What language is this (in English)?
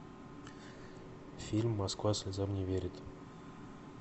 Russian